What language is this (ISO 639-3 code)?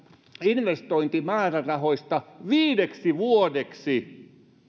fin